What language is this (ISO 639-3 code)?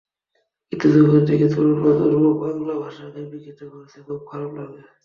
ben